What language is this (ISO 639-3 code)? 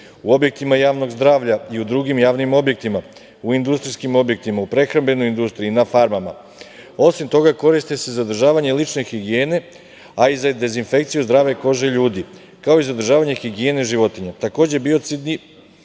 srp